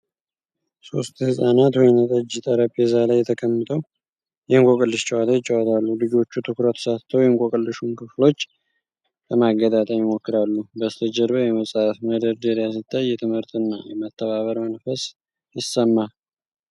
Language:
Amharic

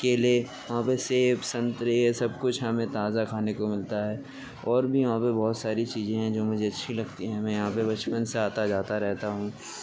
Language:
Urdu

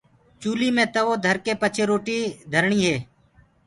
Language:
Gurgula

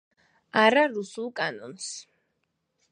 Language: Georgian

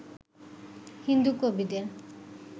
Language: Bangla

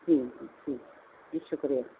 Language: Urdu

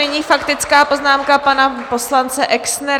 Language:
Czech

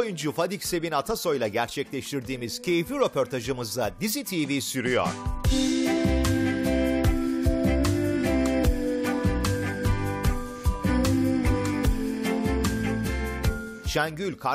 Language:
Turkish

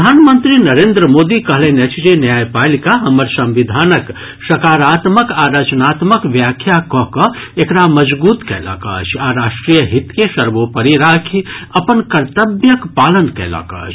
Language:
Maithili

